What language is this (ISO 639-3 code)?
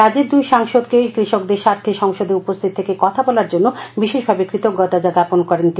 ben